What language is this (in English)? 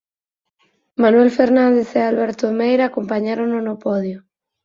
Galician